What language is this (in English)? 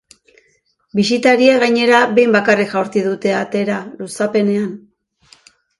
Basque